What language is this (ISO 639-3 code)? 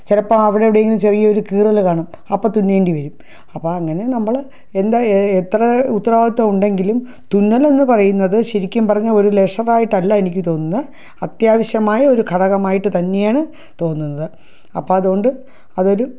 mal